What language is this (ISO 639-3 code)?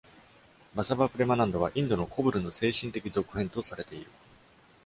jpn